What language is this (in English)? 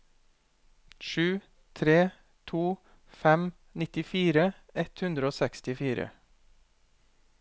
Norwegian